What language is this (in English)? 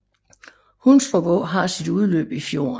Danish